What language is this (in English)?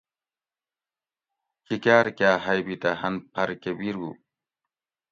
Gawri